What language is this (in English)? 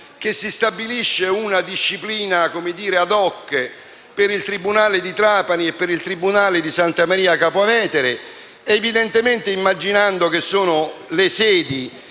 Italian